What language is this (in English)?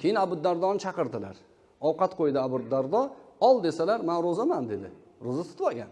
Uzbek